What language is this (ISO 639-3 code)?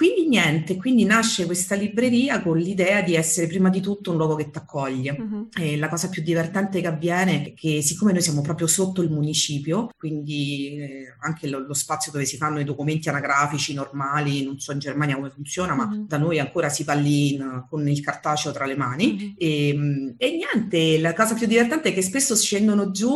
ita